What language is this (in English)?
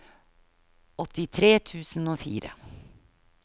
Norwegian